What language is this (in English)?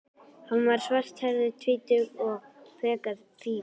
Icelandic